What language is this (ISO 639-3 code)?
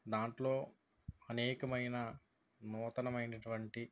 tel